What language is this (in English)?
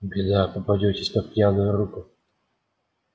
Russian